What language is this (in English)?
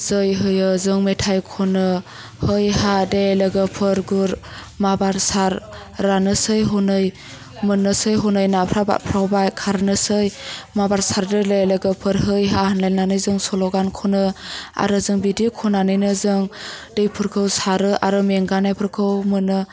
Bodo